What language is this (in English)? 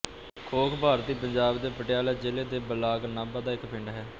Punjabi